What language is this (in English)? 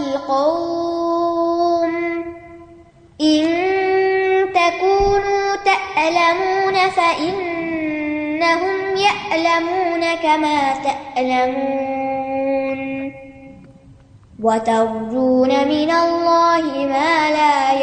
Urdu